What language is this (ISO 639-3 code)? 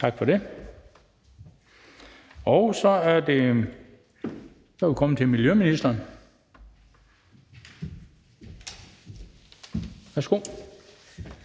dan